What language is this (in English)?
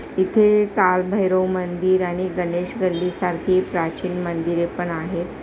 Marathi